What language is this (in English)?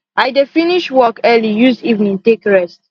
Nigerian Pidgin